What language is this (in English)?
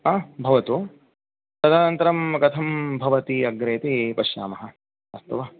Sanskrit